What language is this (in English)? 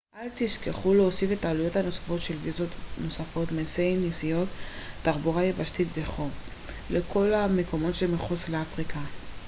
Hebrew